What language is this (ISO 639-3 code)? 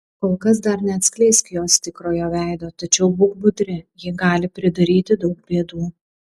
lit